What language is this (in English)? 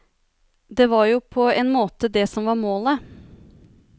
Norwegian